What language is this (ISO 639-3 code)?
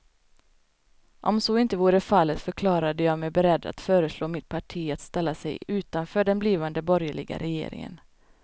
swe